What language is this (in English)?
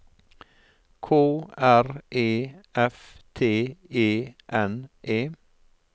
Norwegian